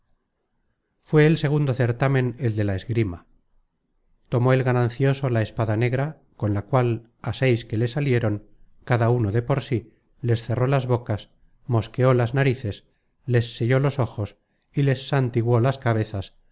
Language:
Spanish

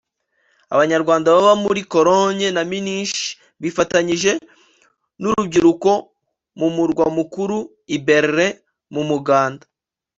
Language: Kinyarwanda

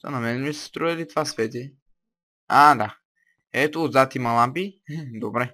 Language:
Bulgarian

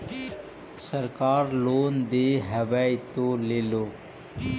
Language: Magahi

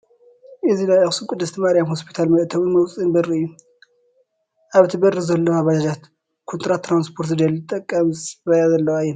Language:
Tigrinya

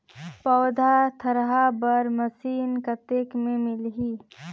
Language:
Chhattisgarhi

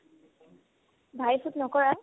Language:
Assamese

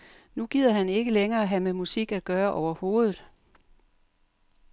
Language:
Danish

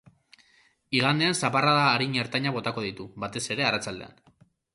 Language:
Basque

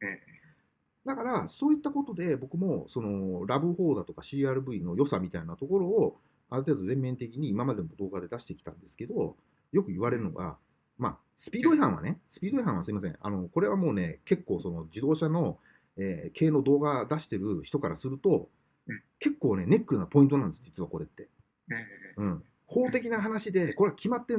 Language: Japanese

